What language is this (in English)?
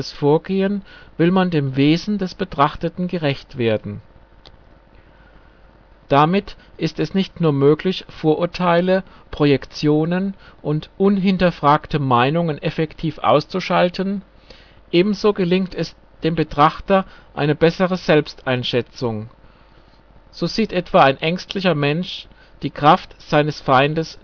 German